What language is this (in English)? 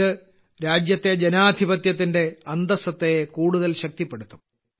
Malayalam